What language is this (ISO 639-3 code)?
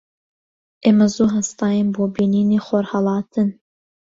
ckb